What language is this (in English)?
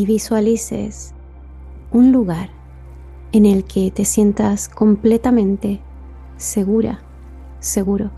Spanish